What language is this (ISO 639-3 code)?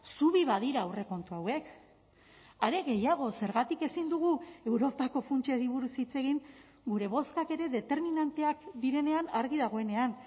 eus